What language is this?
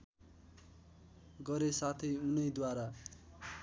Nepali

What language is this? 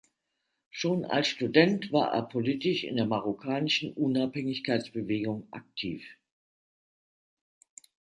German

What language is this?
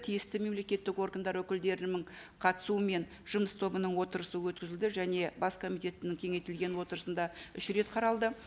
Kazakh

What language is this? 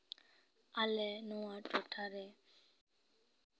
Santali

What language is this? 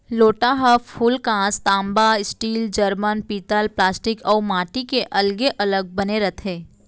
Chhattisgarhi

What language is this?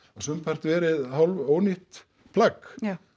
Icelandic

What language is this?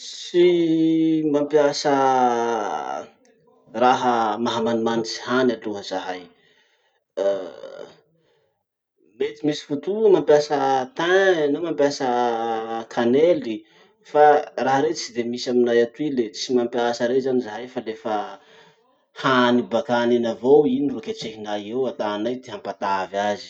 Masikoro Malagasy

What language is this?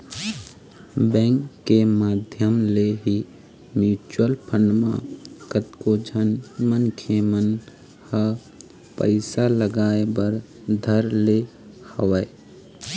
Chhattisgarhi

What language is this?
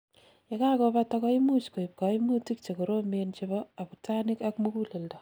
Kalenjin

